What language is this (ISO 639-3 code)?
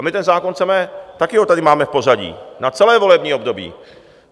ces